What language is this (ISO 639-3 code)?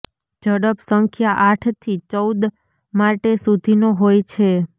guj